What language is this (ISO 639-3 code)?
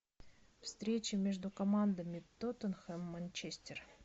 rus